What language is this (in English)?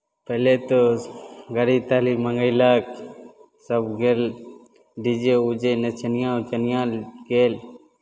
Maithili